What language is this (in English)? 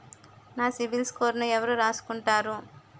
Telugu